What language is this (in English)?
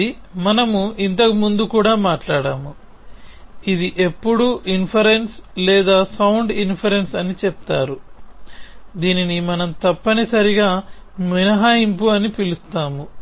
Telugu